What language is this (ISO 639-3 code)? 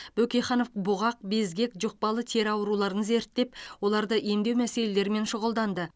kaz